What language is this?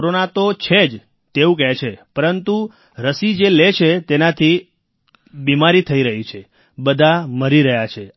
Gujarati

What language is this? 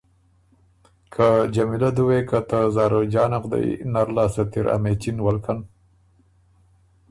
Ormuri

